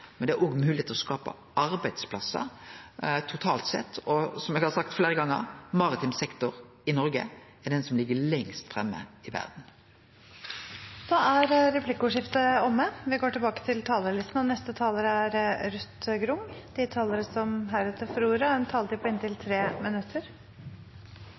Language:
Norwegian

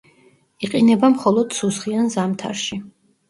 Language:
Georgian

